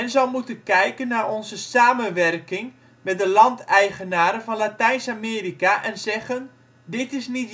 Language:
Dutch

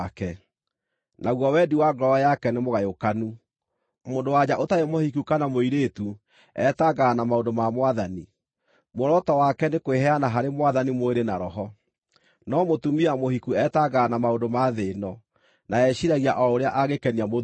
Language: Kikuyu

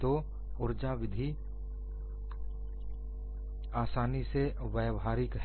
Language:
Hindi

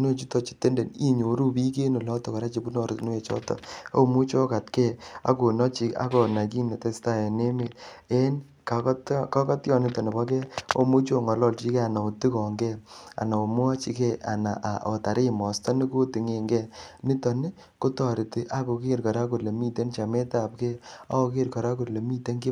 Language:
Kalenjin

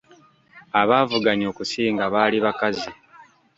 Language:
Ganda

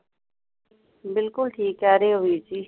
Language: Punjabi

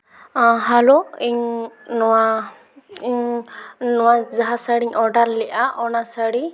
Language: Santali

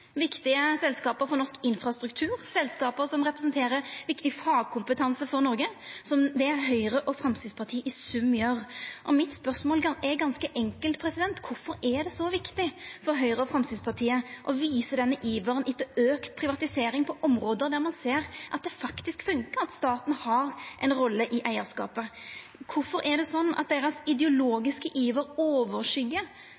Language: Norwegian Nynorsk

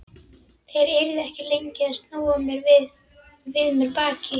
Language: Icelandic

